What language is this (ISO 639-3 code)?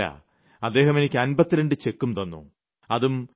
mal